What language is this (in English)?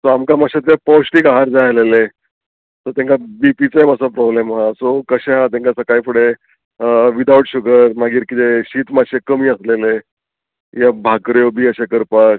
Konkani